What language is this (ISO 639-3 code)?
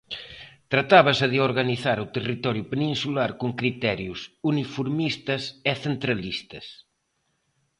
glg